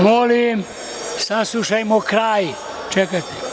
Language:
Serbian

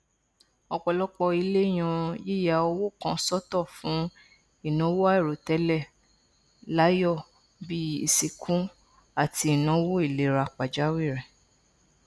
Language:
Yoruba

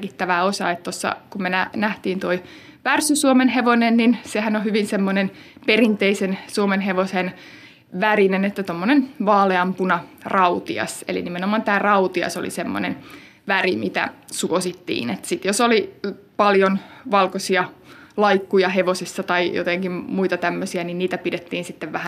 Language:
Finnish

